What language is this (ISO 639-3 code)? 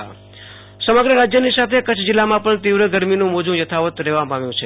guj